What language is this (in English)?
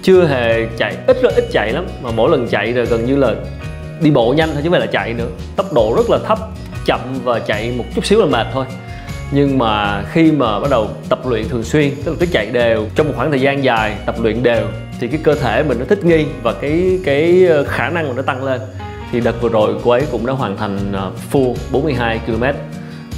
Vietnamese